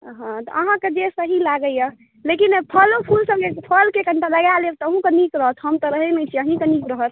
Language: Maithili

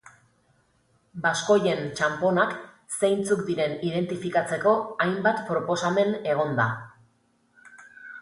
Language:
Basque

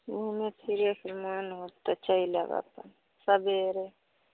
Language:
Maithili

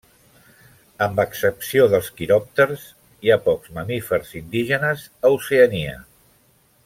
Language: Catalan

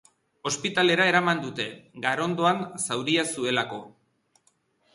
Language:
Basque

